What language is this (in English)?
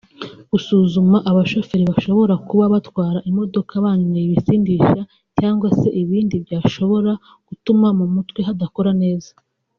Kinyarwanda